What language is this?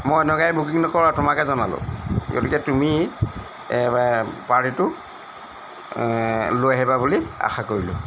Assamese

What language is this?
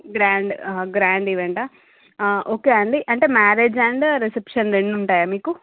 Telugu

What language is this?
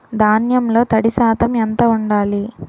Telugu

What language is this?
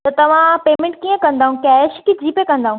Sindhi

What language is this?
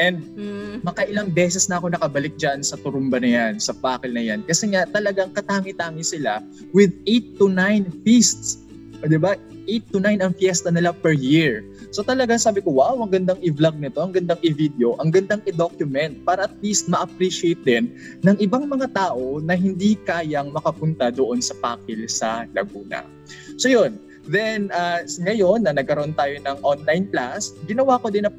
Filipino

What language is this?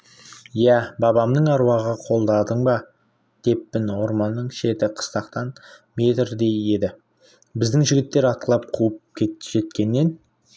Kazakh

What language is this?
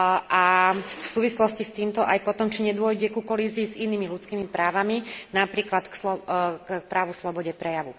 Slovak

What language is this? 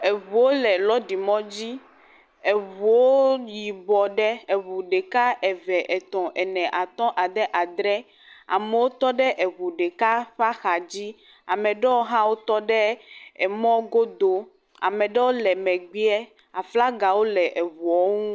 Ewe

